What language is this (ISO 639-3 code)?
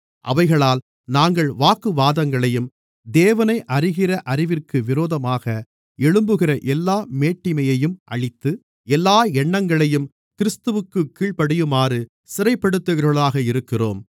tam